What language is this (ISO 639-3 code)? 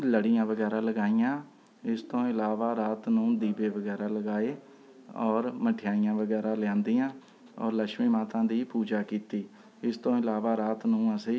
pan